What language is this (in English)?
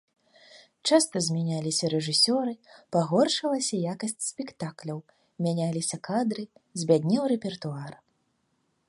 Belarusian